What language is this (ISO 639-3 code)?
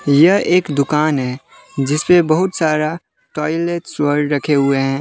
hin